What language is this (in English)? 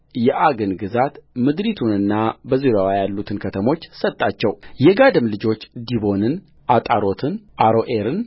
Amharic